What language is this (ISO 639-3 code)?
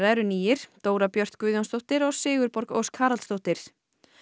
isl